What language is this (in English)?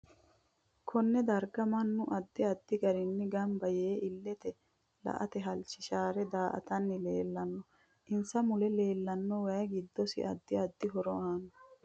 Sidamo